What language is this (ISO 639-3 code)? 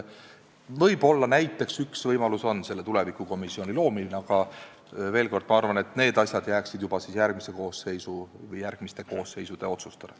est